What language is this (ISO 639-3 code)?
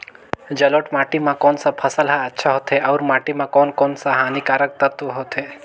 hne